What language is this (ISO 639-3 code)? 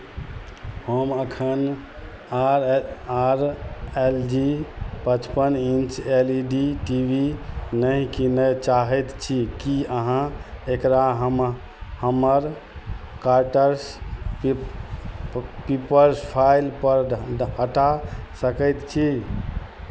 mai